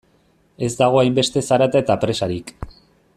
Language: Basque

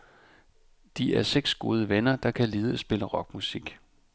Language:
Danish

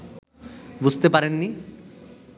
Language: Bangla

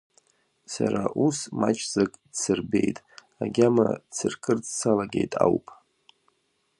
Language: Abkhazian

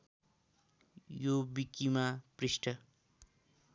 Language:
Nepali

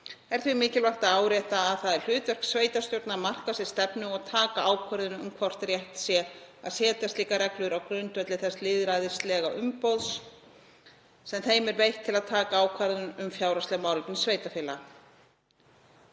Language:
Icelandic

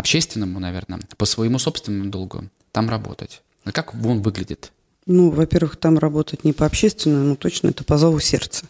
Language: Russian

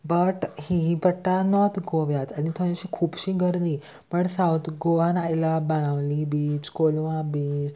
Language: Konkani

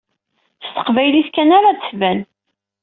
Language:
Kabyle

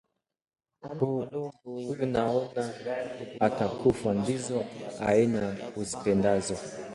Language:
Swahili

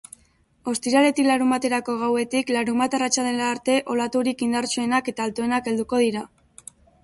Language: Basque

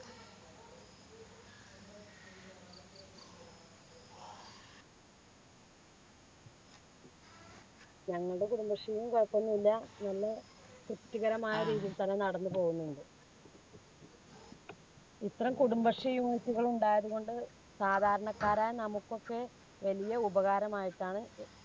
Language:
Malayalam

